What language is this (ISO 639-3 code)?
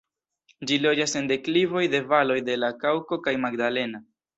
epo